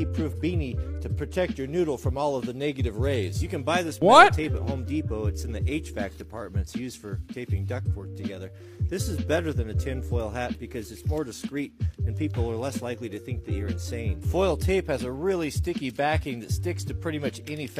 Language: English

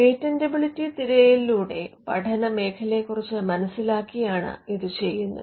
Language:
Malayalam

